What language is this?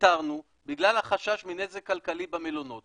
Hebrew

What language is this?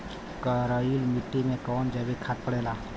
Bhojpuri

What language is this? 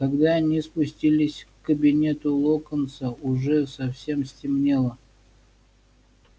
Russian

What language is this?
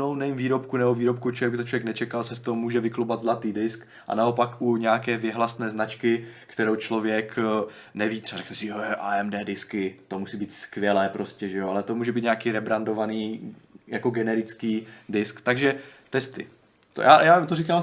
Czech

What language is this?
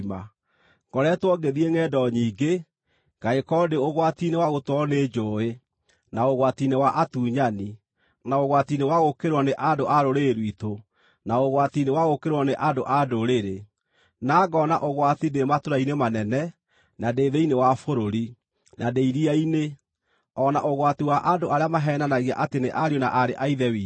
Kikuyu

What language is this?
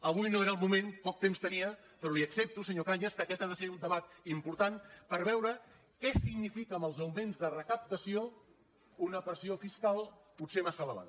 Catalan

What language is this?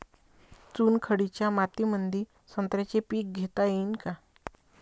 Marathi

